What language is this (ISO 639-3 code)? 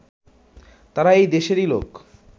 ben